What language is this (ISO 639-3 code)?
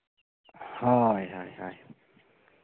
sat